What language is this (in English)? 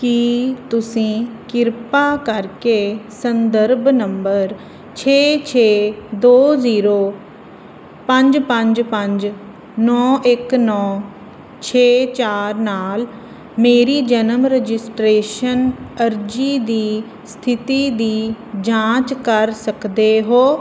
Punjabi